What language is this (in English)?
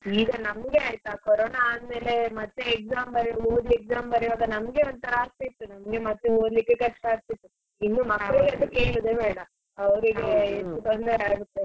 Kannada